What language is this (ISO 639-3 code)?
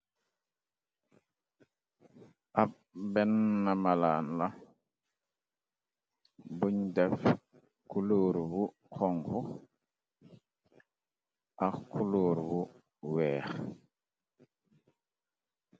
wol